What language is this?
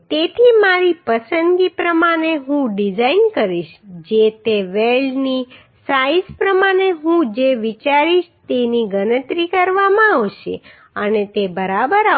Gujarati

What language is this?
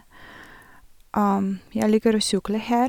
Norwegian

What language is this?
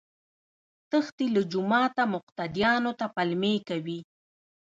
Pashto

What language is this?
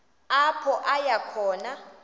Xhosa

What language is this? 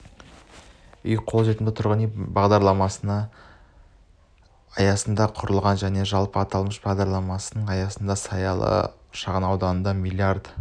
Kazakh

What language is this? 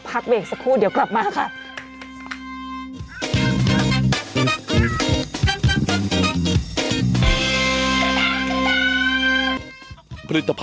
Thai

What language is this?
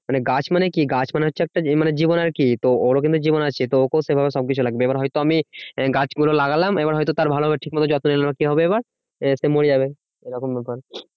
Bangla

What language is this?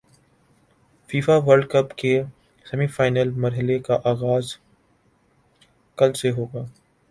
Urdu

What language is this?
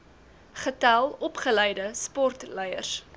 Afrikaans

